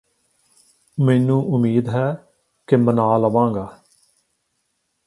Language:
Punjabi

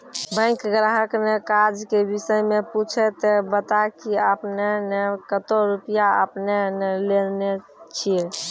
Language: Maithili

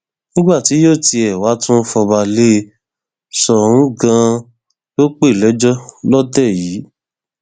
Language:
Yoruba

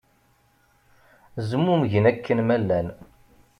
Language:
Kabyle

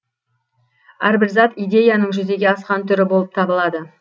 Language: Kazakh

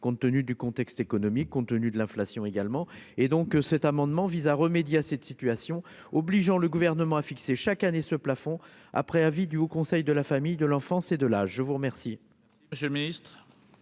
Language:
French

